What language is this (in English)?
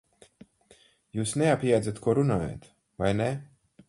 Latvian